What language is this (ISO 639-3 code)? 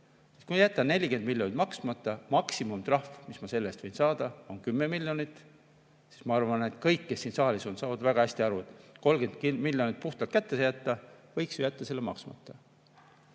est